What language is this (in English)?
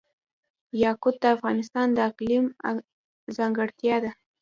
Pashto